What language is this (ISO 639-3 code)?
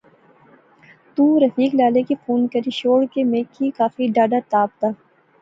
phr